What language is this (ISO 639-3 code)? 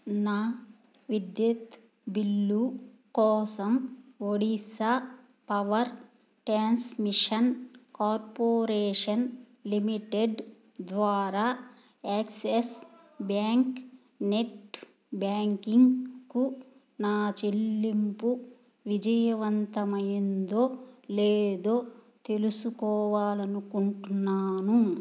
tel